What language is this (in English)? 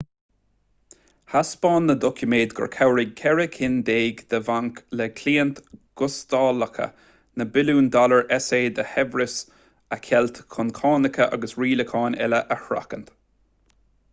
Irish